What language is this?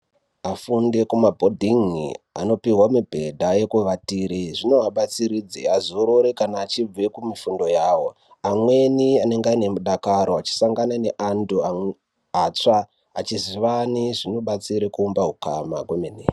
Ndau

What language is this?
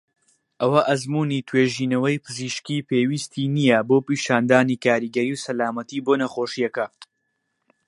Central Kurdish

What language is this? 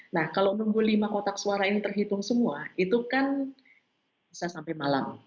Indonesian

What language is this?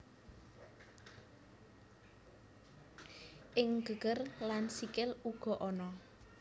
Javanese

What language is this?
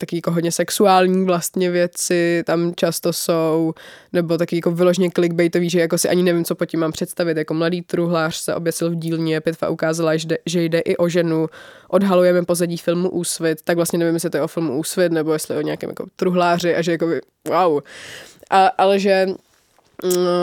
Czech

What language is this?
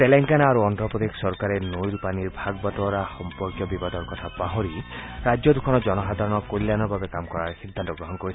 Assamese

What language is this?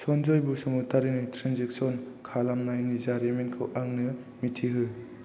Bodo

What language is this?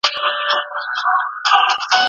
Pashto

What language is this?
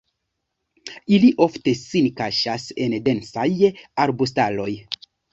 Esperanto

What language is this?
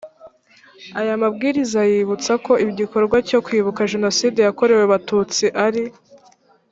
Kinyarwanda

